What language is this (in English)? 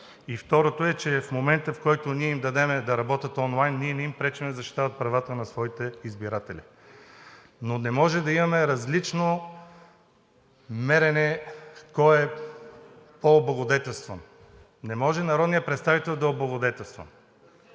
Bulgarian